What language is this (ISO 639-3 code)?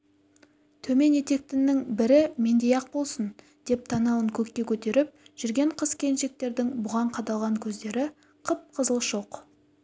kaz